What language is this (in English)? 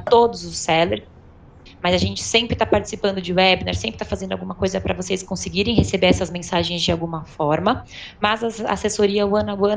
Portuguese